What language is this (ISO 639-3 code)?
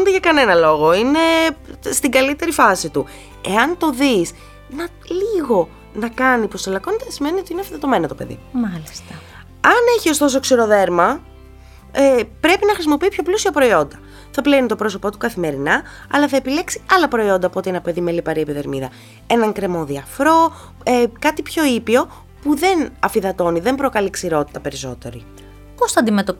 ell